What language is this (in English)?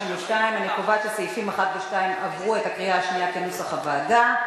Hebrew